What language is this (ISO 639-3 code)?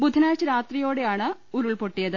mal